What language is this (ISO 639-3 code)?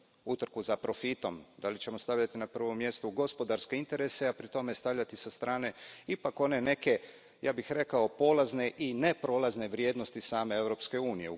hrv